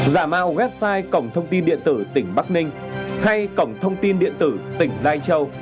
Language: Vietnamese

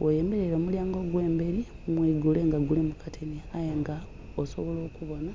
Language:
Soga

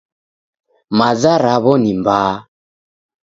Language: Taita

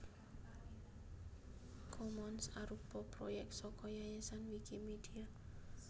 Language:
Javanese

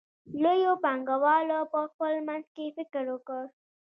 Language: Pashto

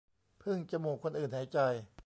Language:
Thai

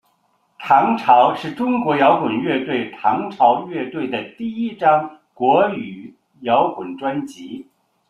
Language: Chinese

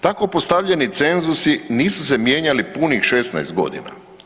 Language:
Croatian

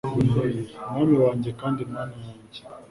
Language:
Kinyarwanda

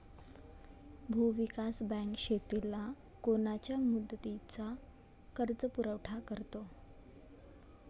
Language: Marathi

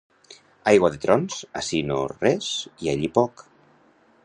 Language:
Catalan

